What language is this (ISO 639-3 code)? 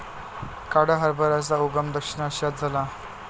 mar